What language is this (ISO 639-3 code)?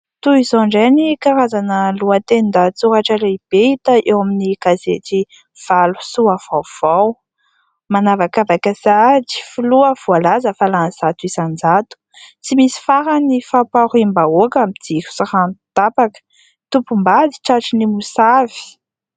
mlg